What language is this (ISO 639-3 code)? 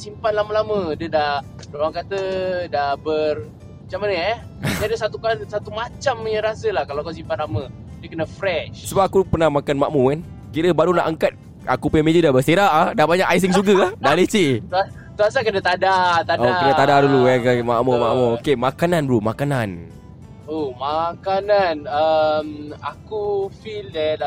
msa